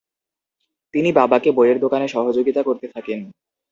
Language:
Bangla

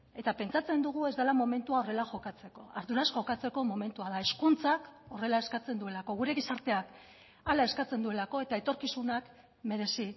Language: Basque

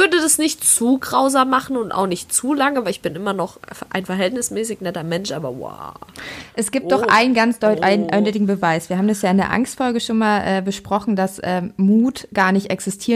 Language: German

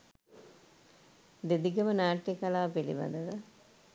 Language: Sinhala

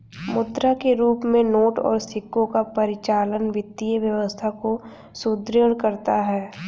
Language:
Hindi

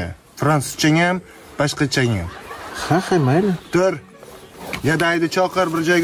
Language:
Turkish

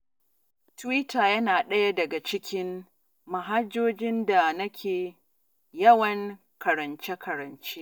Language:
Hausa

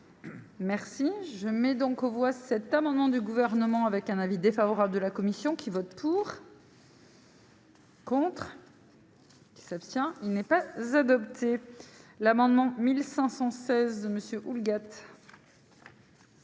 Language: French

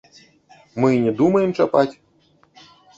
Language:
Belarusian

